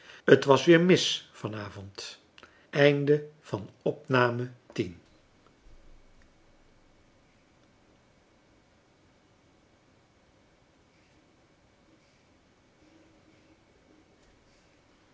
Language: Dutch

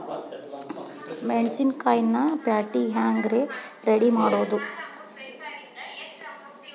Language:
Kannada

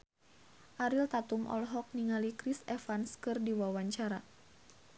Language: Sundanese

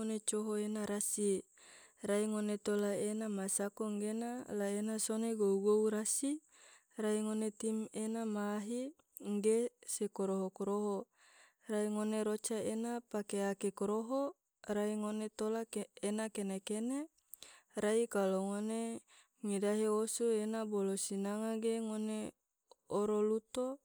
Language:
Tidore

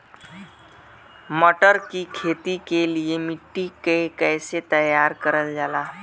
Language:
Bhojpuri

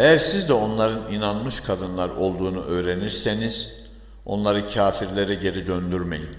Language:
Turkish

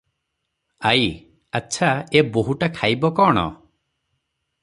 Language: Odia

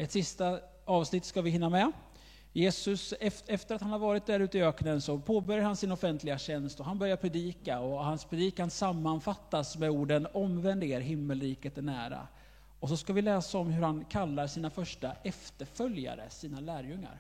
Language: Swedish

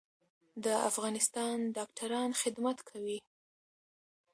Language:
Pashto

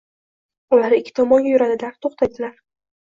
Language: Uzbek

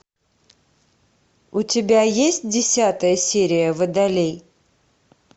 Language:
Russian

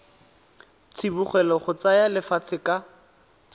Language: Tswana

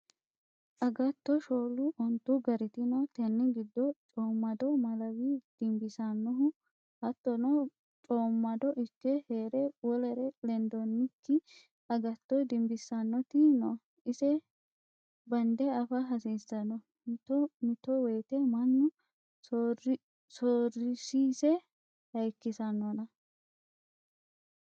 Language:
Sidamo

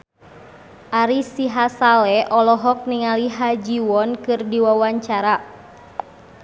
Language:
Sundanese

